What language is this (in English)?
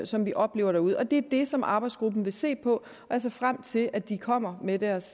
Danish